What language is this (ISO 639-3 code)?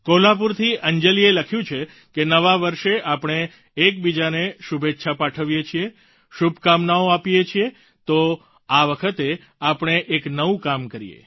guj